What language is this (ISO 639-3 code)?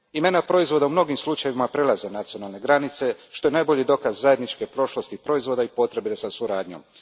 hrv